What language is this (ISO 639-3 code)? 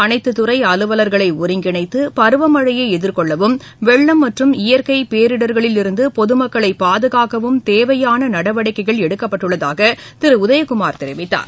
tam